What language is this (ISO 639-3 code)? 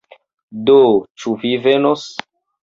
epo